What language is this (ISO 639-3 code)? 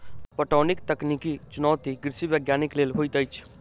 mai